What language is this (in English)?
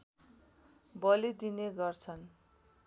Nepali